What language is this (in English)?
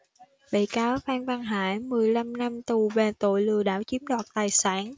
Vietnamese